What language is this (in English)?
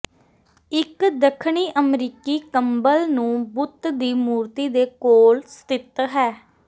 Punjabi